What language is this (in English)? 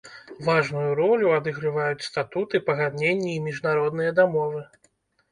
Belarusian